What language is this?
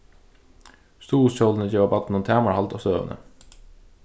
Faroese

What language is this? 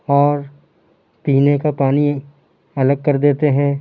Urdu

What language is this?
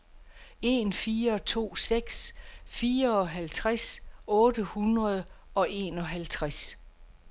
Danish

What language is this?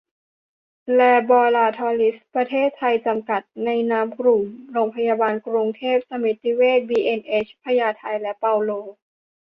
Thai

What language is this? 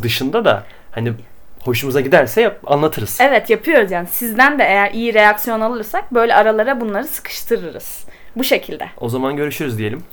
Turkish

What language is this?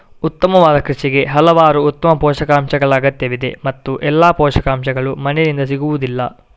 Kannada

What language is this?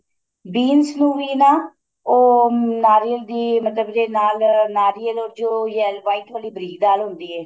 Punjabi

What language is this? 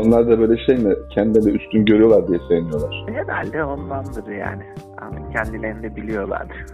Turkish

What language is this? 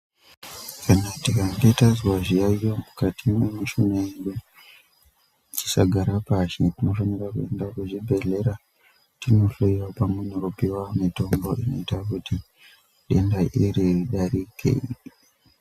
Ndau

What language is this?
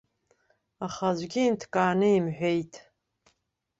Abkhazian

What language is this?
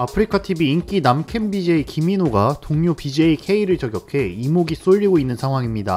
Korean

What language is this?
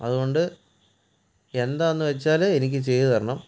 Malayalam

